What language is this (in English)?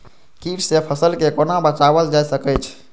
Maithili